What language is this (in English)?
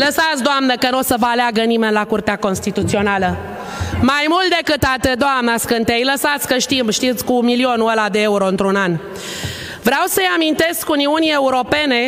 Romanian